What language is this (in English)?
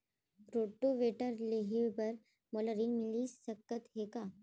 Chhattisgarhi